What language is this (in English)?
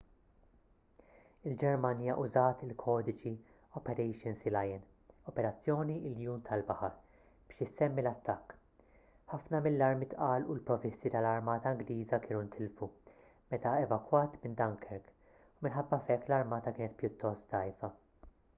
Maltese